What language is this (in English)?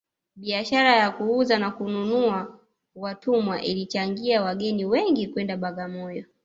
Swahili